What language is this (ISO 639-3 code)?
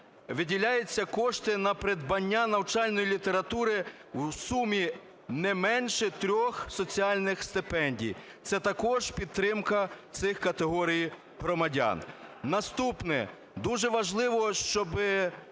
ukr